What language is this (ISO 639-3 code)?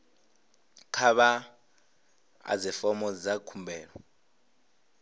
ven